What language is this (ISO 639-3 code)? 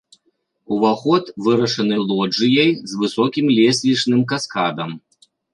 bel